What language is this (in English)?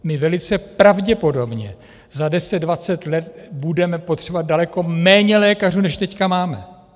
Czech